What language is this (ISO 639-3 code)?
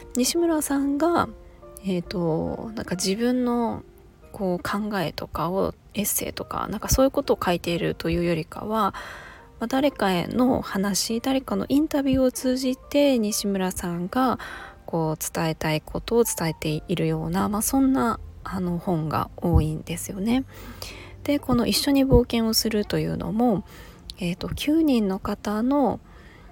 jpn